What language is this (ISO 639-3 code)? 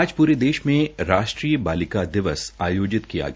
hin